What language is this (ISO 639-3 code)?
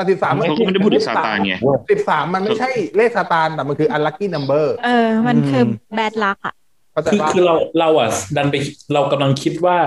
tha